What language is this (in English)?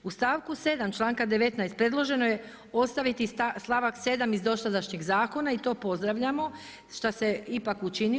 Croatian